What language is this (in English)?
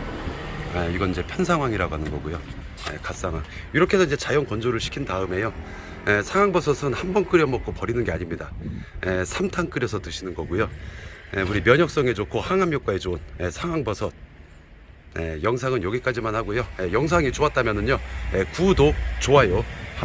Korean